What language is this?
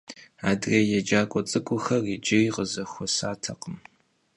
Kabardian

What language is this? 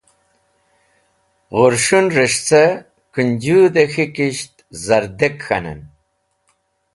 Wakhi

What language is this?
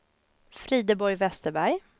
Swedish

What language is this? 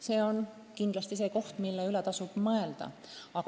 Estonian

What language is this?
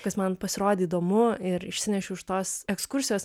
Lithuanian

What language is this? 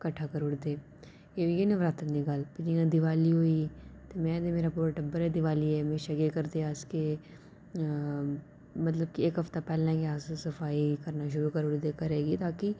Dogri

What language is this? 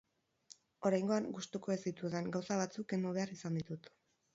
Basque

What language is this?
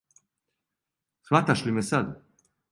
Serbian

